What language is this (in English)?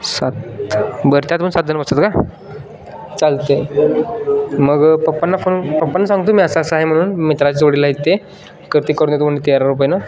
Marathi